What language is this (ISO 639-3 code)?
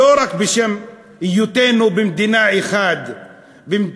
heb